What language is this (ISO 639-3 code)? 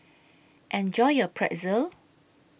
eng